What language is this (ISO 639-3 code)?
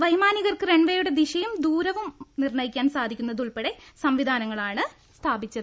mal